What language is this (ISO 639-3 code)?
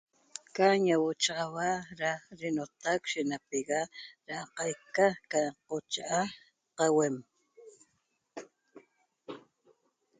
tob